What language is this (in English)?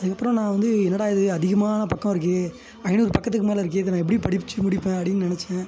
Tamil